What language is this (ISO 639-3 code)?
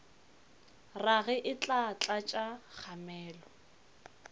nso